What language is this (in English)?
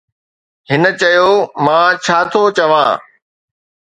Sindhi